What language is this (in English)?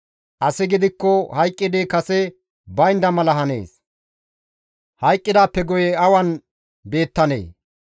Gamo